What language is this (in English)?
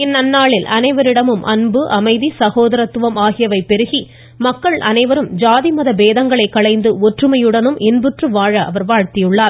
Tamil